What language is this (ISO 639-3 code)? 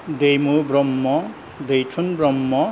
brx